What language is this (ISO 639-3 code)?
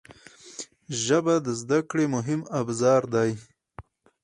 pus